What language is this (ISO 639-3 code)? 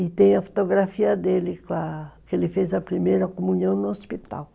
por